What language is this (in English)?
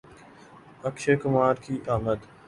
Urdu